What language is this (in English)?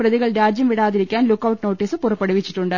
Malayalam